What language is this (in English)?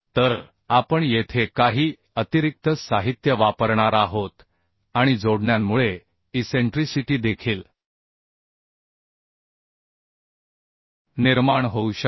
Marathi